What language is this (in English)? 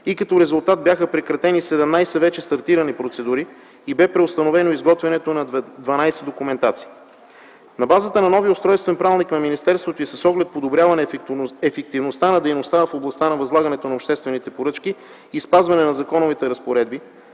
Bulgarian